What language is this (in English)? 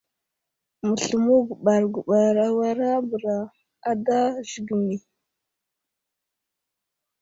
Wuzlam